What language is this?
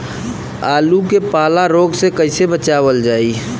Bhojpuri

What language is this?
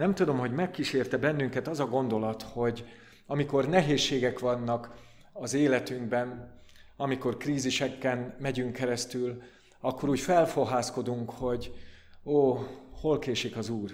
Hungarian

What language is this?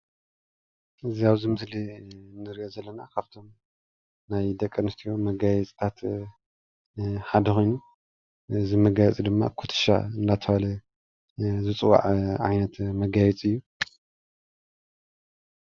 Tigrinya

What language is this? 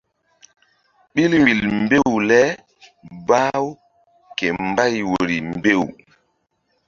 Mbum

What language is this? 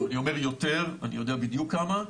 Hebrew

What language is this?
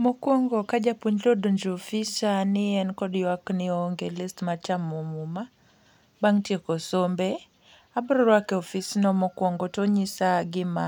Luo (Kenya and Tanzania)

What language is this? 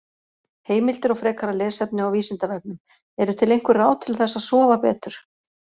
Icelandic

